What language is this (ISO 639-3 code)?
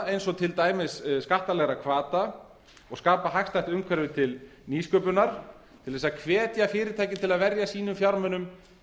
isl